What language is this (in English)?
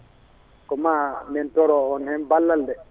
Fula